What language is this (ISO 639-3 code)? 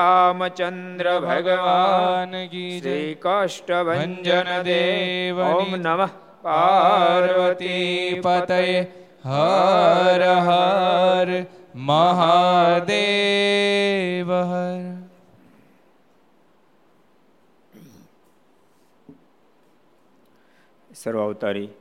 guj